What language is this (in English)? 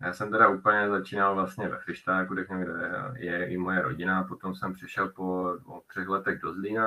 Czech